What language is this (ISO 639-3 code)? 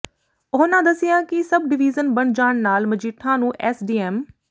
pan